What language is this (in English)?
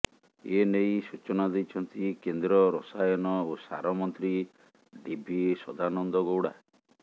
Odia